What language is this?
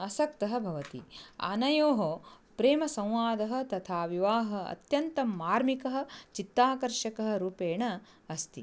Sanskrit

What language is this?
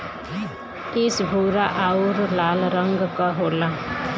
Bhojpuri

